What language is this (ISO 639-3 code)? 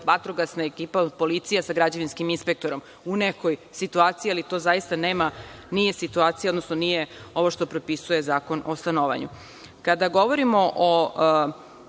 srp